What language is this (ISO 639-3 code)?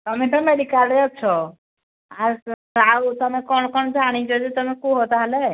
ori